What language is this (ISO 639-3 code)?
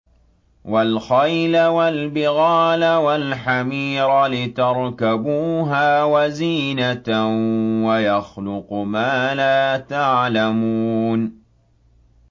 ara